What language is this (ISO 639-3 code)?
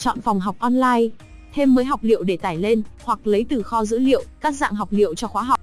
vie